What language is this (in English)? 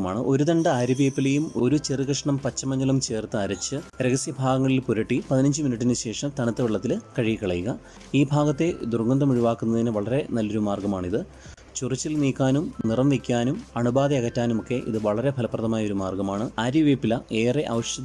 Malayalam